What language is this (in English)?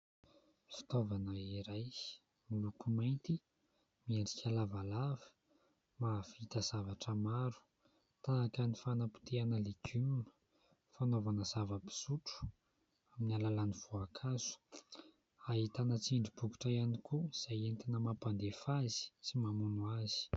Malagasy